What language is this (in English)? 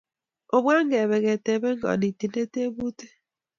Kalenjin